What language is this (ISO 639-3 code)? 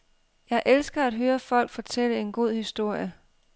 dan